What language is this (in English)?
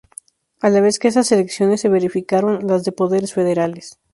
Spanish